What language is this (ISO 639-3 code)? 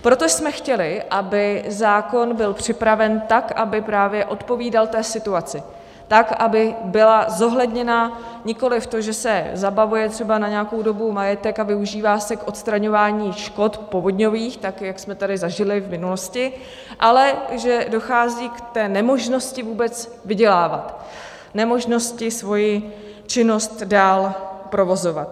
ces